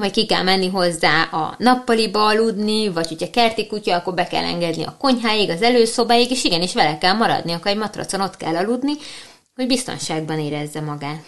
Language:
Hungarian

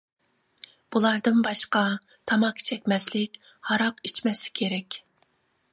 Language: Uyghur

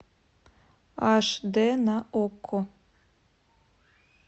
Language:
Russian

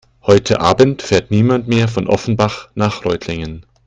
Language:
German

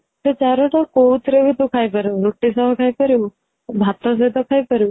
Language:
Odia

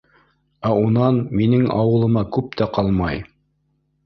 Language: Bashkir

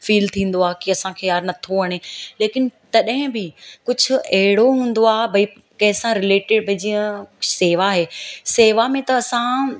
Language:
Sindhi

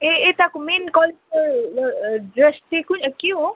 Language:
Nepali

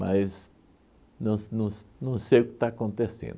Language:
Portuguese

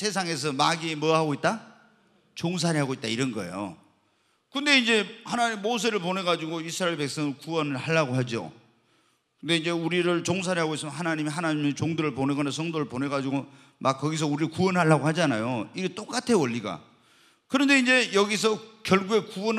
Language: Korean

